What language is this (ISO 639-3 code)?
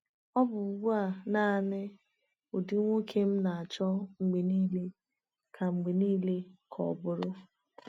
ibo